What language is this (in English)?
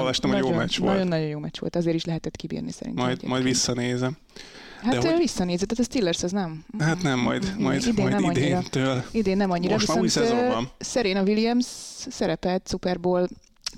Hungarian